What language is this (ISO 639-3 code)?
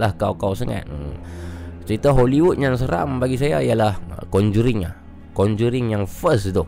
msa